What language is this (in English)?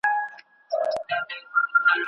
Pashto